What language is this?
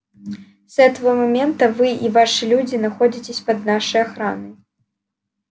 Russian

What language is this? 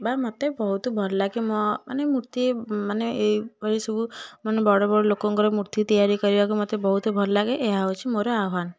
Odia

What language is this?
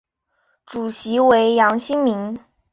Chinese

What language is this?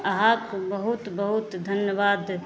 Maithili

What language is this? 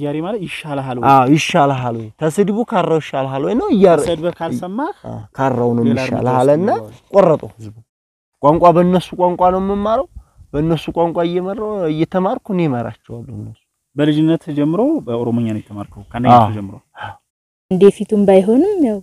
Arabic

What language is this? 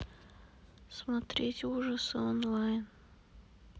Russian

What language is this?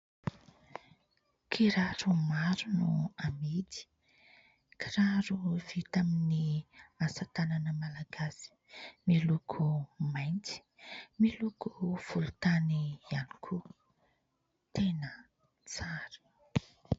Malagasy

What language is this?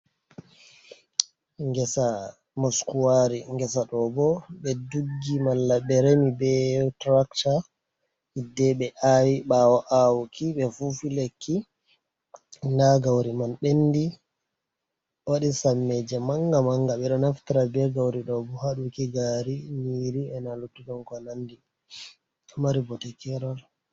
Fula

